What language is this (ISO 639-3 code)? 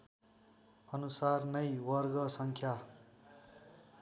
nep